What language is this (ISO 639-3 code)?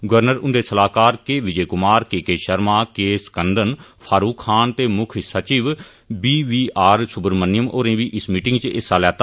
doi